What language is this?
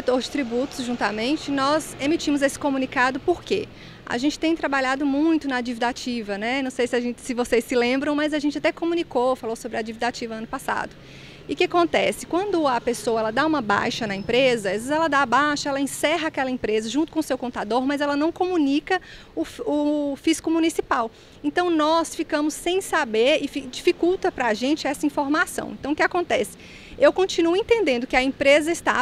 Portuguese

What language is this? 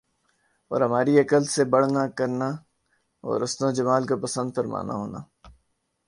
Urdu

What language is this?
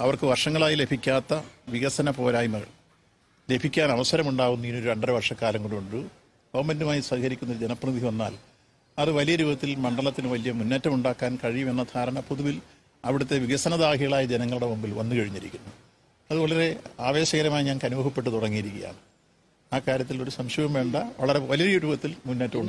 Thai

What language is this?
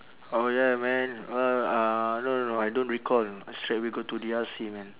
English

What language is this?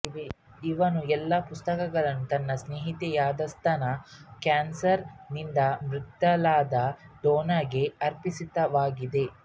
Kannada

